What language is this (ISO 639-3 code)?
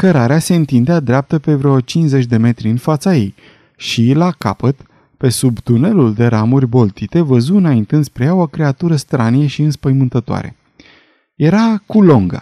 ron